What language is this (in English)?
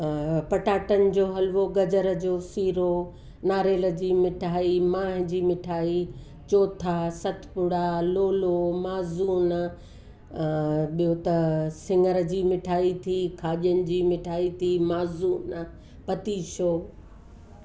Sindhi